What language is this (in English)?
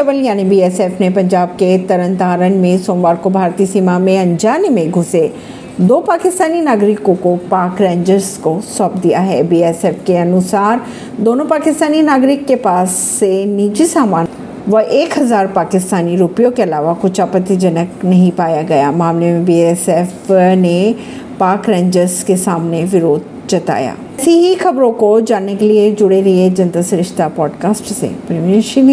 Hindi